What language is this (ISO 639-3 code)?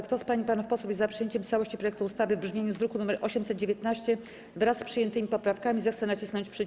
pol